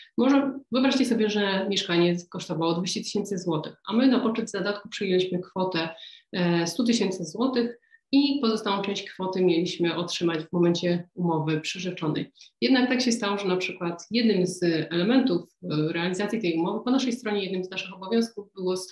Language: Polish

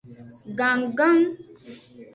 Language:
Aja (Benin)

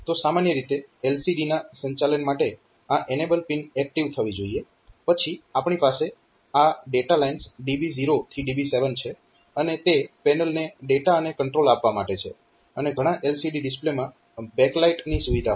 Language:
Gujarati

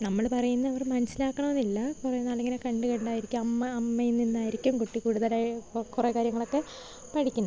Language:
Malayalam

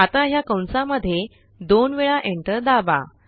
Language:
Marathi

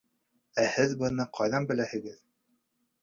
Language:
Bashkir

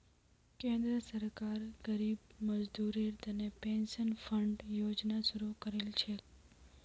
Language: Magahi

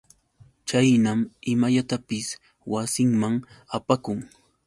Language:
Yauyos Quechua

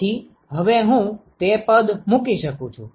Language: Gujarati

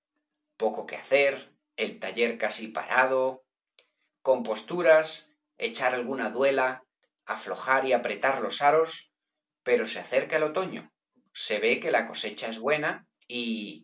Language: Spanish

